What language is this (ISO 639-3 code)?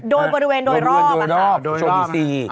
tha